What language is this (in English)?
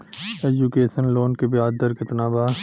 Bhojpuri